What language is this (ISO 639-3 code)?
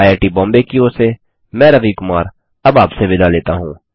hin